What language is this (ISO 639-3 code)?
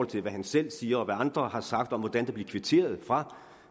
dan